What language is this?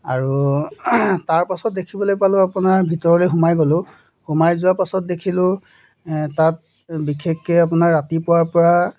Assamese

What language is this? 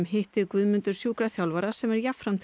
Icelandic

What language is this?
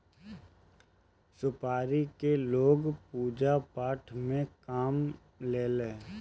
Bhojpuri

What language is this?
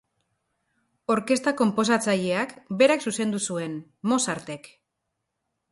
Basque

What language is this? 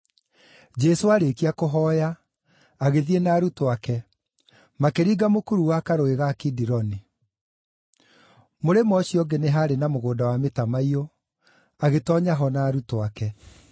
Kikuyu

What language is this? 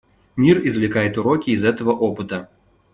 Russian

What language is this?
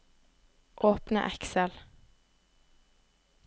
Norwegian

